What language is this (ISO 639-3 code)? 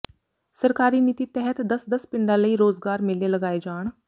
pan